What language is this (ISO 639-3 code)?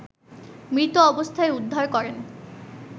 ben